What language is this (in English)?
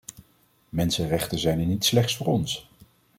Dutch